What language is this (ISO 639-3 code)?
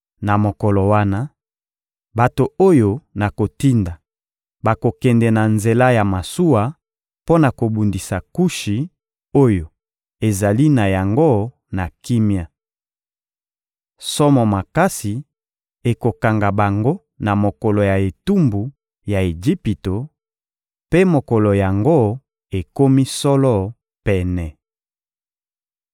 lin